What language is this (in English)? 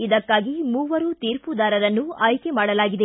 Kannada